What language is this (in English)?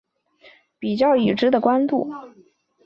Chinese